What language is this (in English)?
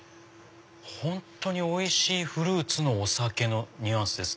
Japanese